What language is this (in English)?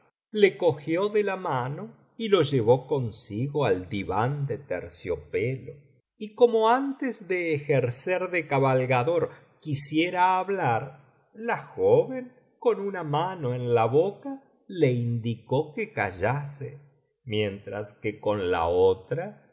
Spanish